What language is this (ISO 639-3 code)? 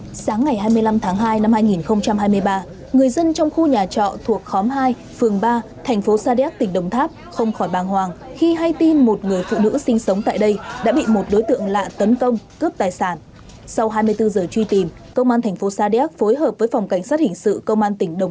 vie